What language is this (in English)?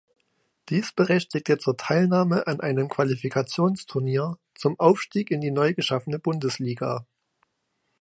German